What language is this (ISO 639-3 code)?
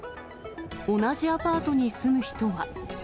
jpn